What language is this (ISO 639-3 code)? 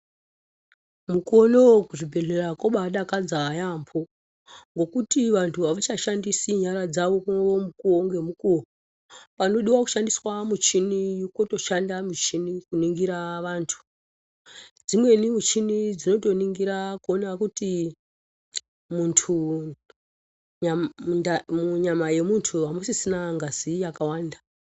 ndc